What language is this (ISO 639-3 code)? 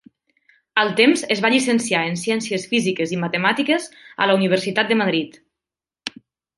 cat